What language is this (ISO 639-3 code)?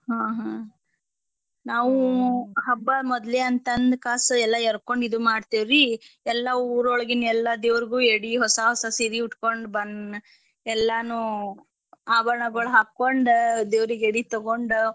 kan